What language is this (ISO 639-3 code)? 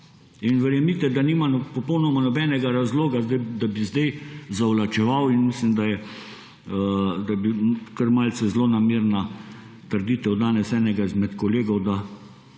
slv